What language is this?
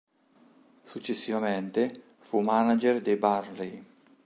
Italian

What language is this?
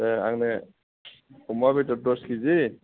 Bodo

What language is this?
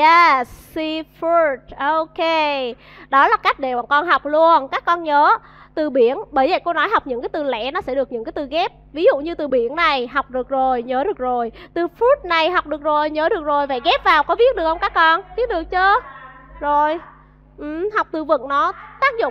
Vietnamese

